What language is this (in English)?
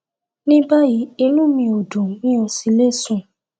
Yoruba